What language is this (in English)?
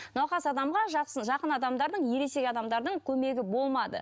Kazakh